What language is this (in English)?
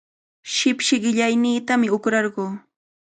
Cajatambo North Lima Quechua